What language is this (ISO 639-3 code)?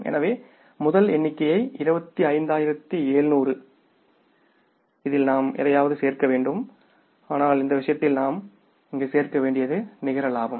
tam